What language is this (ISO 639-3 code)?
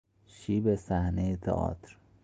fas